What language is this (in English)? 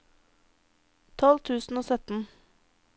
Norwegian